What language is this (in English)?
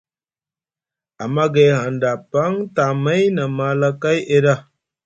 Musgu